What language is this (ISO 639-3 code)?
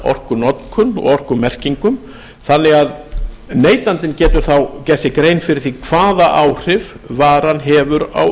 isl